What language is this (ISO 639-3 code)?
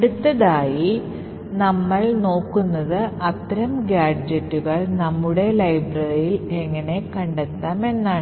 mal